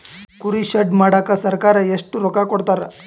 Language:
Kannada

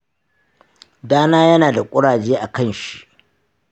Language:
Hausa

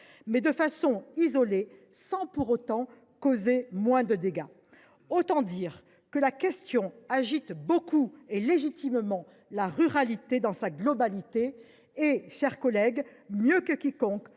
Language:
French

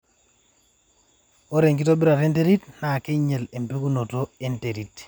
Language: Masai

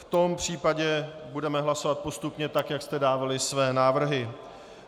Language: Czech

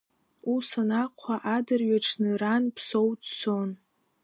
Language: Abkhazian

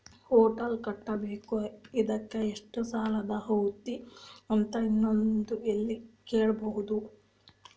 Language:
Kannada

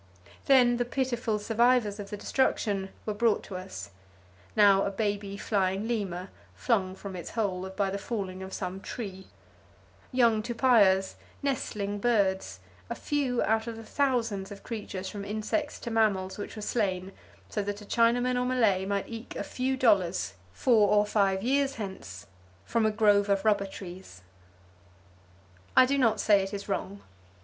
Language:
English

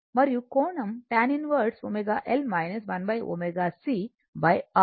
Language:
Telugu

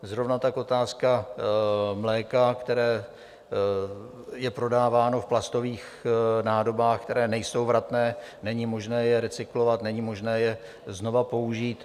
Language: Czech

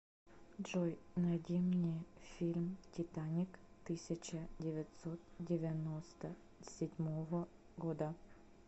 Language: Russian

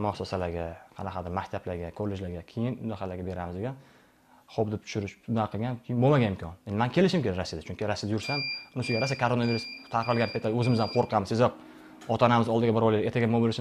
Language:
Turkish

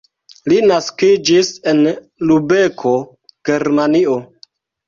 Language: Esperanto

